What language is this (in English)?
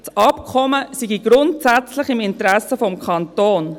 Swiss German